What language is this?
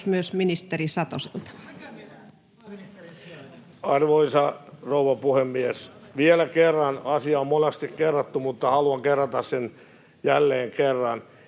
Finnish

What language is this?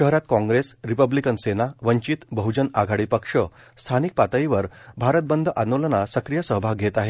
Marathi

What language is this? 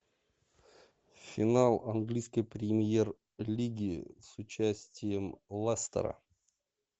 Russian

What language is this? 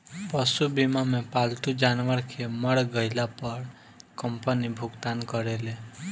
Bhojpuri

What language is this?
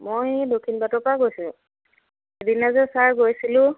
Assamese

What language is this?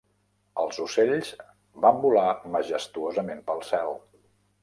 Catalan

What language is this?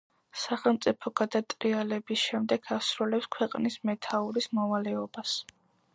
Georgian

